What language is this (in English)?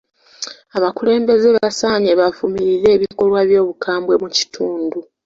Ganda